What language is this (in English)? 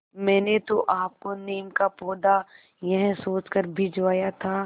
Hindi